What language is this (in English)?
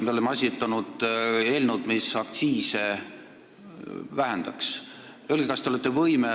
Estonian